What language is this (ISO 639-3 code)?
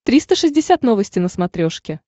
rus